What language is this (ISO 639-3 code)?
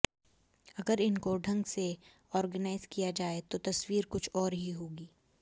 hin